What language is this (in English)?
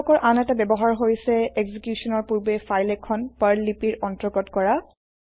Assamese